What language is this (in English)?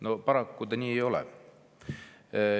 Estonian